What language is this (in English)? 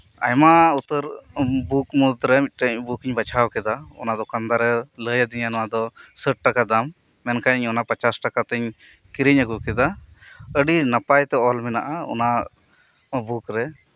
Santali